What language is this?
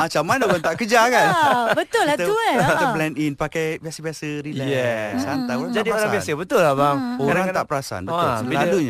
Malay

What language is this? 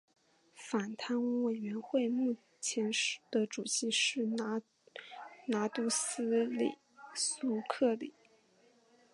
Chinese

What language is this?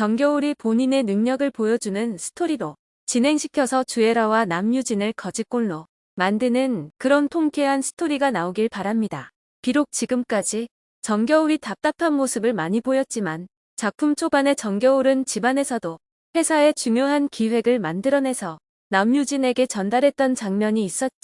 Korean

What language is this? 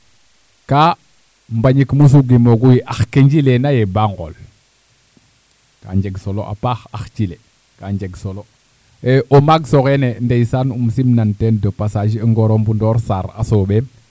Serer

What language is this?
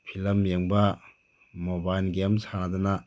Manipuri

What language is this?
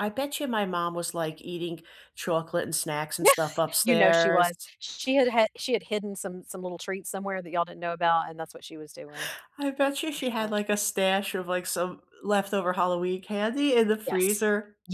English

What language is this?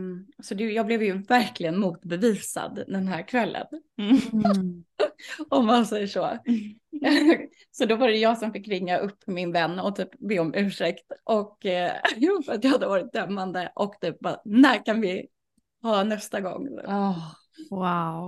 Swedish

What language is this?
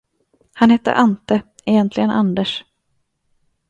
Swedish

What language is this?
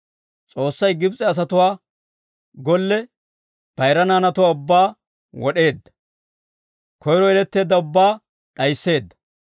Dawro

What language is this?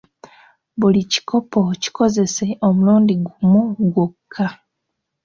Ganda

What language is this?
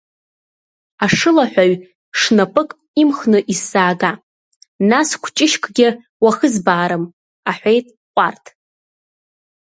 Abkhazian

